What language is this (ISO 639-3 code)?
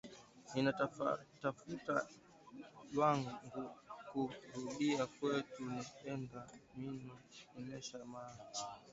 swa